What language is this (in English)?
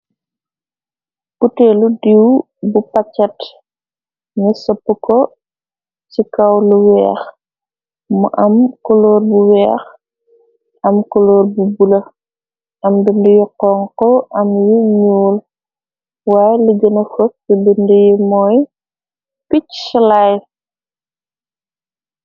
Wolof